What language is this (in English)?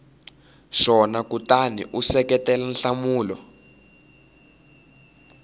Tsonga